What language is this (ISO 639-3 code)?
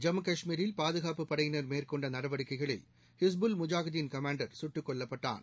tam